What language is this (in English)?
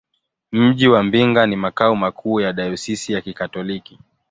Swahili